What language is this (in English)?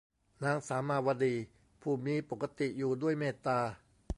Thai